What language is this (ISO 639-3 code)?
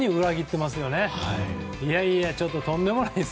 jpn